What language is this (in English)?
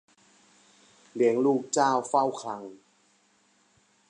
Thai